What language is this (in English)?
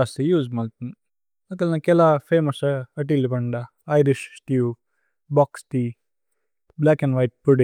Tulu